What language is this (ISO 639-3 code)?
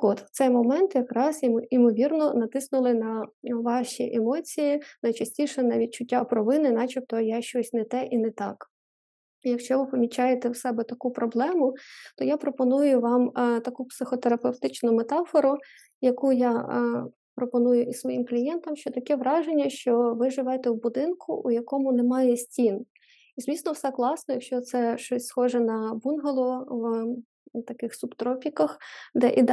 ukr